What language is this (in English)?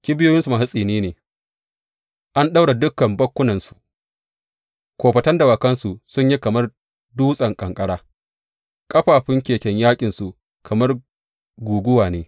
Hausa